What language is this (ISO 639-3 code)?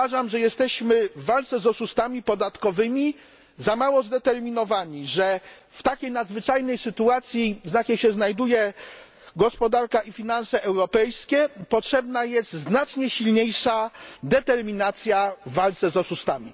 pol